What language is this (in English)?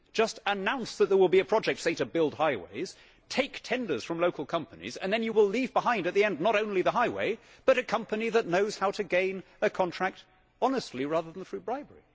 English